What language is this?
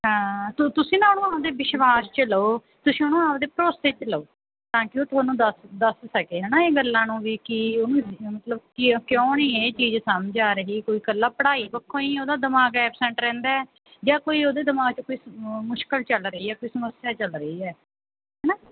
Punjabi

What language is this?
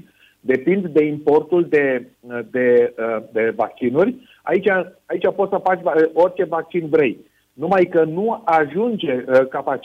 Romanian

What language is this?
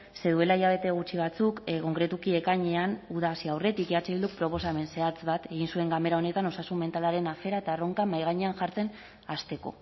Basque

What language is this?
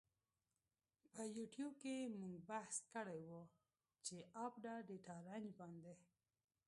Pashto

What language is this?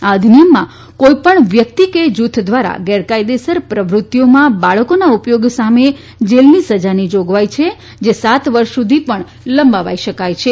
Gujarati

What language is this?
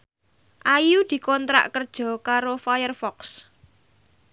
Javanese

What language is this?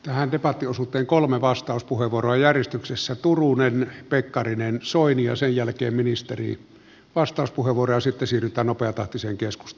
Finnish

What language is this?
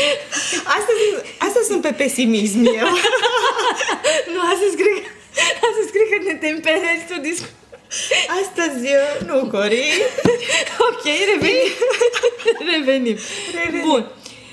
Romanian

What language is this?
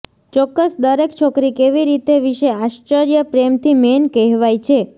Gujarati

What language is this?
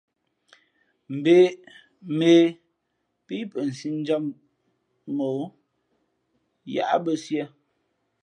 Fe'fe'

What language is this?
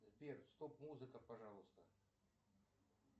Russian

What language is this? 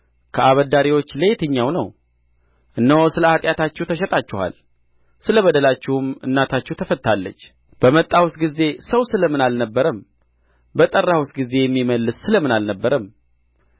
Amharic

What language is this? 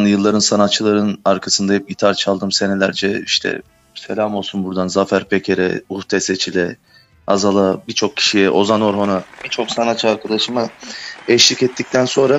Turkish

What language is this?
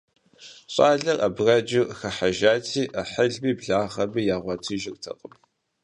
Kabardian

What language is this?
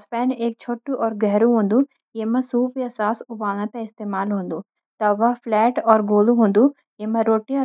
Garhwali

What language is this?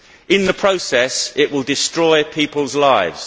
English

